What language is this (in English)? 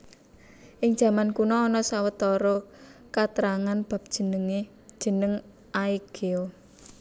Javanese